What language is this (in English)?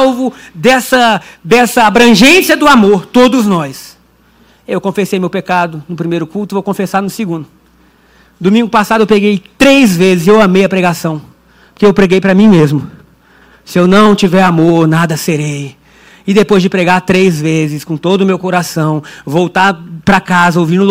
Portuguese